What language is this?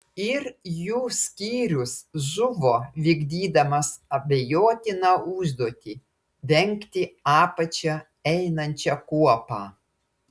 Lithuanian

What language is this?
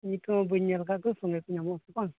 Santali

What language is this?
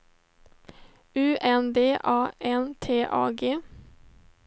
Swedish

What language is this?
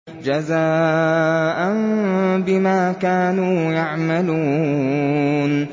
Arabic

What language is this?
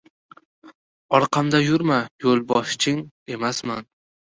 Uzbek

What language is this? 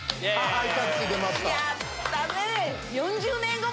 Japanese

